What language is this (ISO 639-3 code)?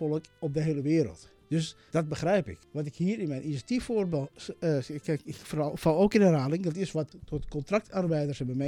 nld